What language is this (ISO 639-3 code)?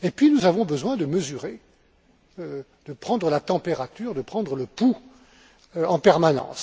fra